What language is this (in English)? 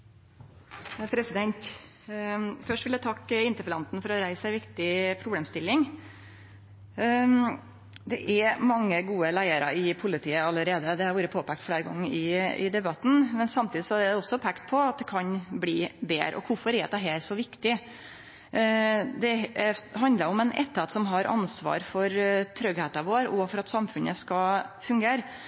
Norwegian Nynorsk